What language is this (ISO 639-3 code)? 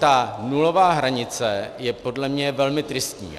ces